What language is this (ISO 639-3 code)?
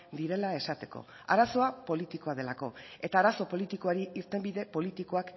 eus